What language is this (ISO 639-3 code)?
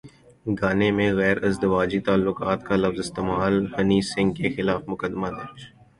urd